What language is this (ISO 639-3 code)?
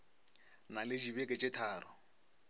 nso